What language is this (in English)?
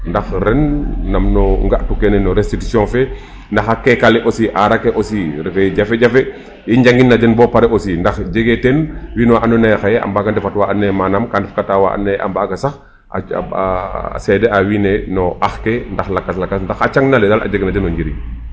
Serer